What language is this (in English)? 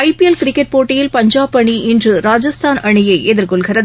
Tamil